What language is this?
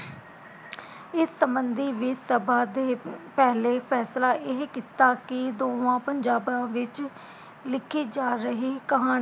Punjabi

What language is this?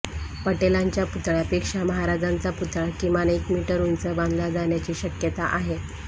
Marathi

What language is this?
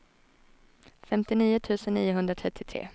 Swedish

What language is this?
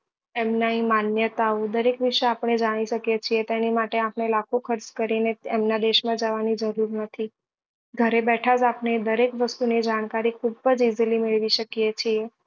Gujarati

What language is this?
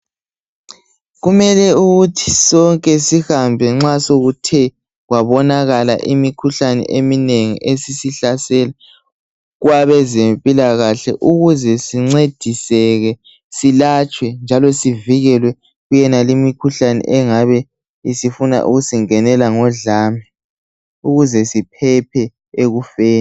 North Ndebele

